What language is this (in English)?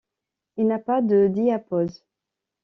French